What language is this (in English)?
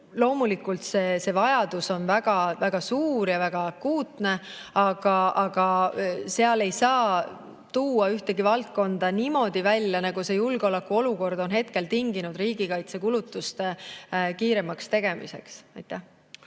Estonian